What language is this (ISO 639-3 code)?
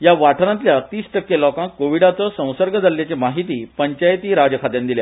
kok